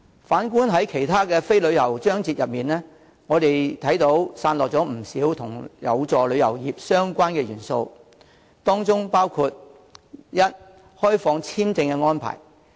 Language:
Cantonese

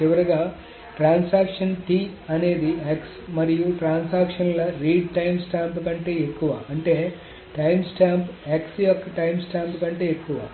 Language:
Telugu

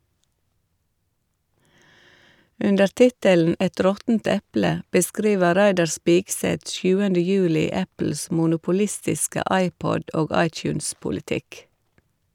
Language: Norwegian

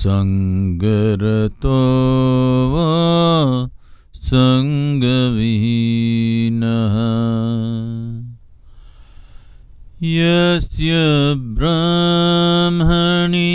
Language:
Tamil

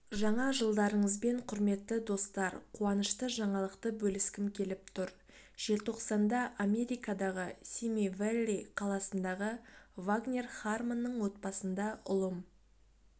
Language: Kazakh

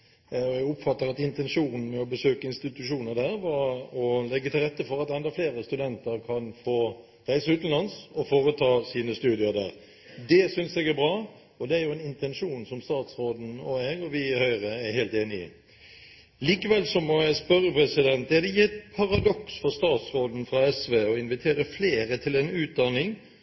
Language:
Norwegian Bokmål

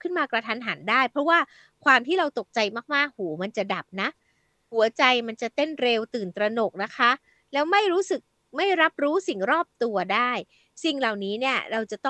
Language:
Thai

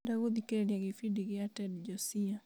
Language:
Kikuyu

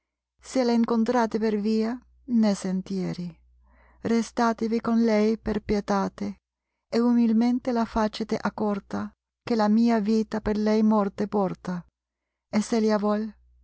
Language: Italian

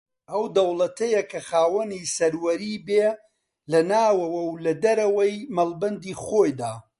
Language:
Central Kurdish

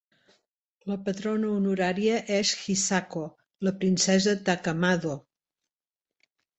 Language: Catalan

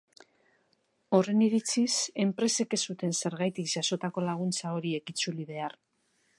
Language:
Basque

